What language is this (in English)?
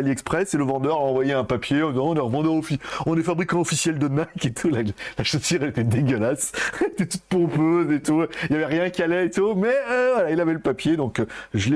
French